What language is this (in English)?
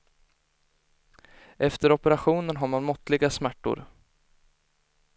Swedish